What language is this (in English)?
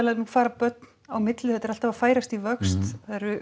Icelandic